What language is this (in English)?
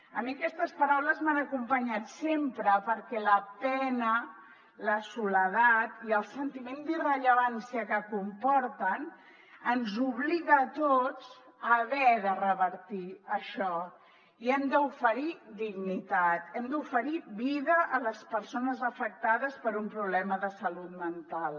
Catalan